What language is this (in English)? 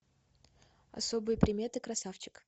Russian